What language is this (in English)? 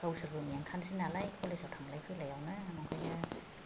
Bodo